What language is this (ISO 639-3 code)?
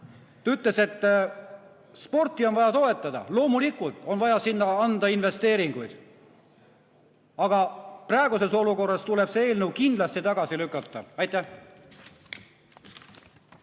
est